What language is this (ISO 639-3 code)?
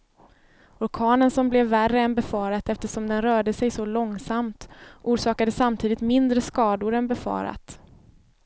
swe